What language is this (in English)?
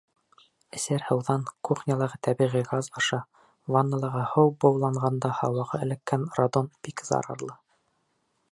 Bashkir